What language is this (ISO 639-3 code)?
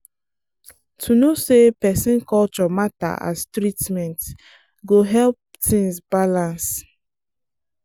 pcm